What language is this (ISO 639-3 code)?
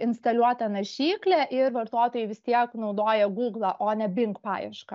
lit